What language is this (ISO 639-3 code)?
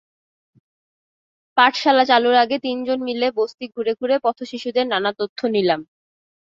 ben